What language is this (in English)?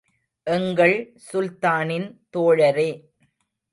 Tamil